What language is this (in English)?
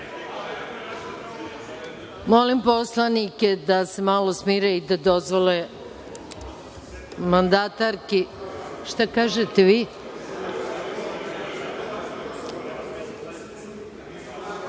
Serbian